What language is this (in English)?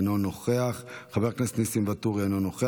Hebrew